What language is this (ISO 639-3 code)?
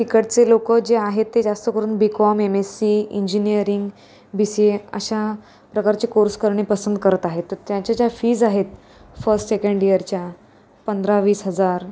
mar